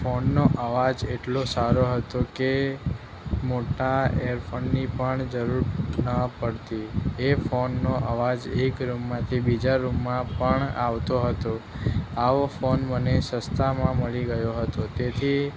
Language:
Gujarati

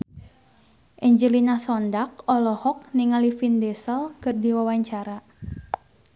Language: Sundanese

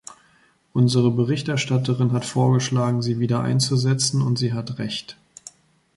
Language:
German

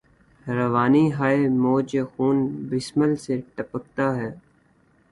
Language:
Urdu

